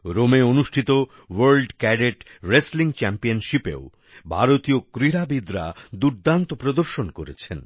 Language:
Bangla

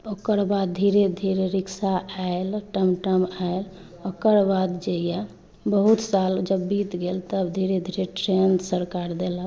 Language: Maithili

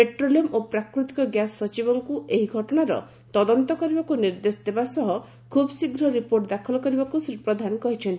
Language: Odia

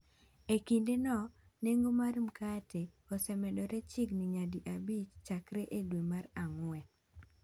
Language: Luo (Kenya and Tanzania)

